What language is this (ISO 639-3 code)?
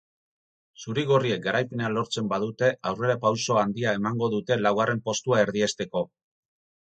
eus